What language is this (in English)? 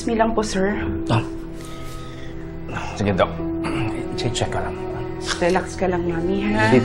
Filipino